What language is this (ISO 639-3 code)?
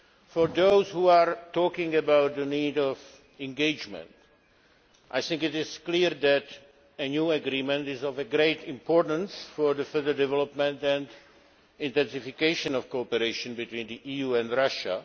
eng